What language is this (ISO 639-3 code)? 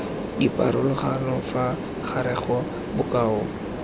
tsn